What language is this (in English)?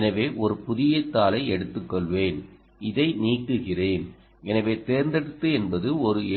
Tamil